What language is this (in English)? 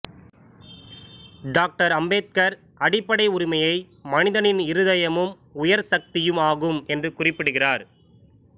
Tamil